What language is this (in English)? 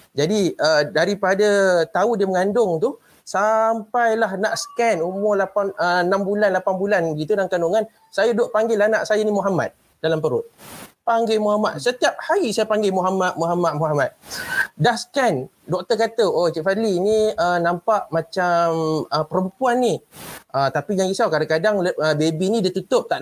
Malay